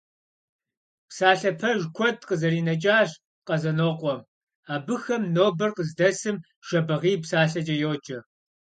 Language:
Kabardian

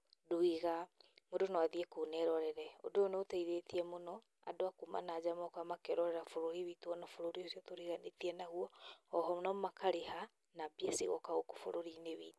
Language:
Kikuyu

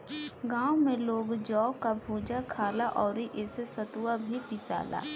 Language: Bhojpuri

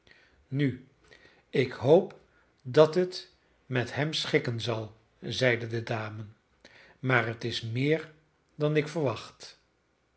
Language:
Dutch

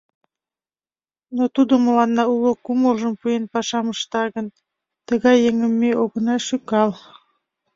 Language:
Mari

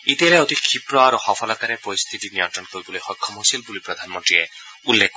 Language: Assamese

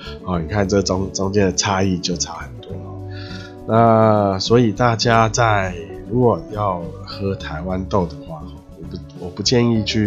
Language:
Chinese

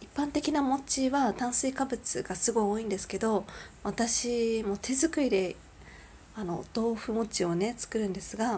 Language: Japanese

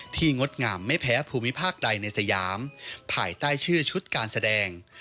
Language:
Thai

